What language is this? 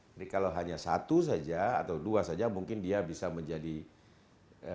Indonesian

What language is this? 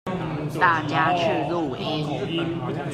Chinese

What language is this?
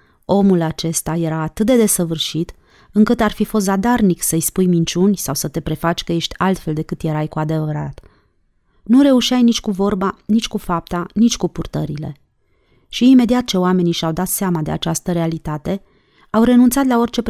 Romanian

